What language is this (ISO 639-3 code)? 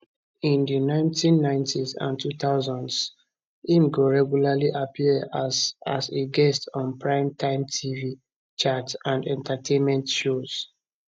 pcm